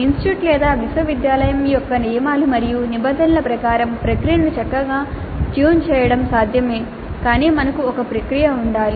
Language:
Telugu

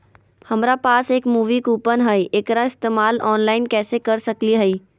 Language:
Magahi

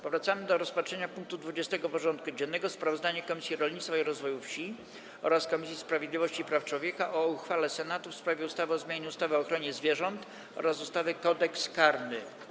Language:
Polish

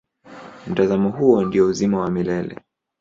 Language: Swahili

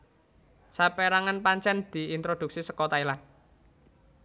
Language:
Javanese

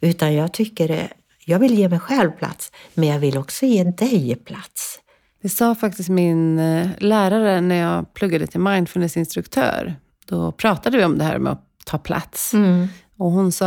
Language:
Swedish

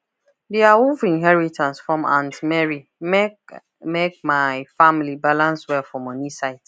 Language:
Nigerian Pidgin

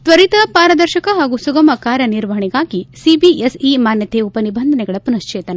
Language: Kannada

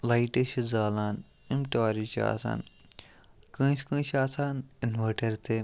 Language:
Kashmiri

